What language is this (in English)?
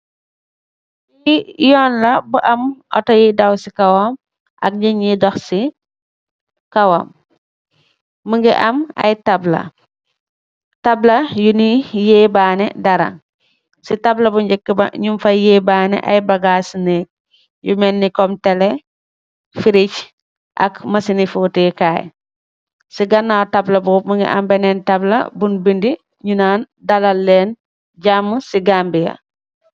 Wolof